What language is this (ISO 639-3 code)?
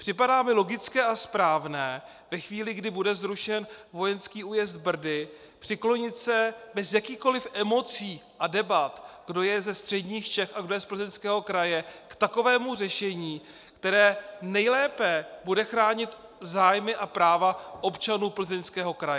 ces